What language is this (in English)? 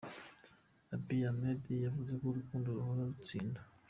Kinyarwanda